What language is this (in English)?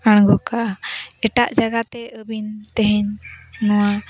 Santali